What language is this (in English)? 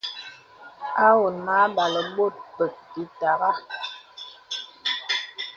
Bebele